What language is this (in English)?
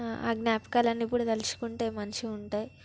Telugu